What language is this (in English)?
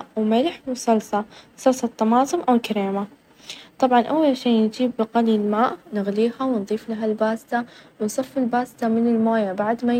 Najdi Arabic